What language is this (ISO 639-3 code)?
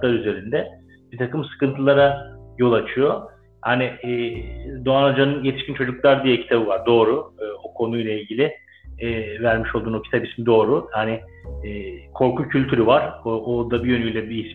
tur